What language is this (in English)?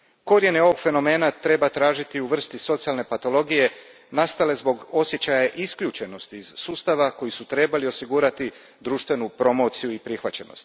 Croatian